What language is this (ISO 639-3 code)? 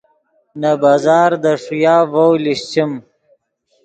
ydg